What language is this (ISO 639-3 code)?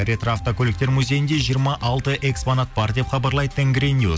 kaz